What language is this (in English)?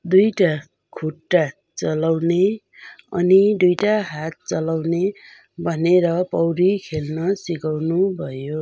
Nepali